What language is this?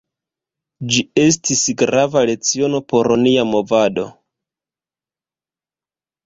Esperanto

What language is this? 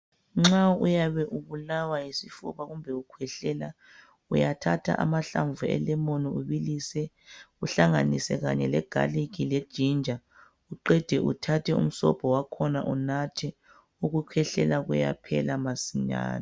North Ndebele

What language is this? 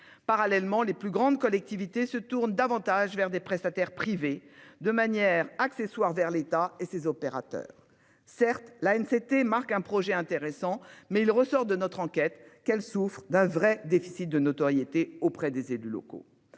French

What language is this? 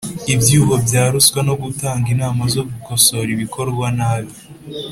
Kinyarwanda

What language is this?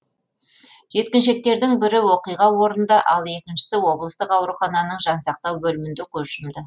Kazakh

